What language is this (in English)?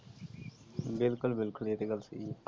Punjabi